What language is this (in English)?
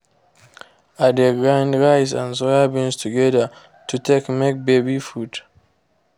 Nigerian Pidgin